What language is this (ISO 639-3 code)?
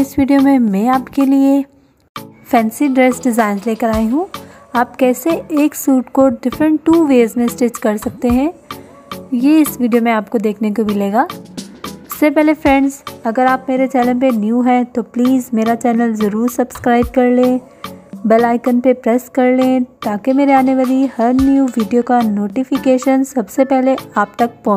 hin